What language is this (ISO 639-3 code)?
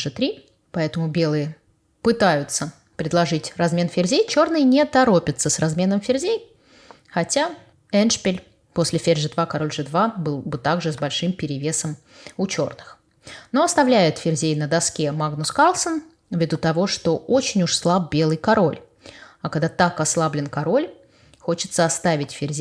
rus